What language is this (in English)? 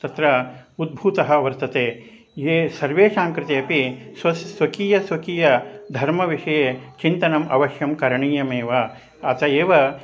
Sanskrit